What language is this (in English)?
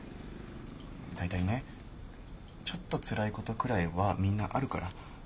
Japanese